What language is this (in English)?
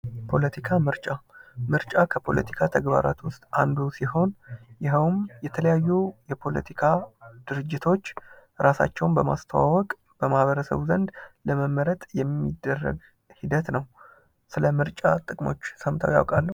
Amharic